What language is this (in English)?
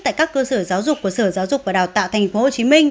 Vietnamese